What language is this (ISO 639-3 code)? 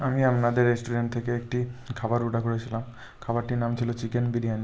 ben